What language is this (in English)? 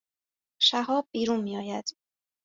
Persian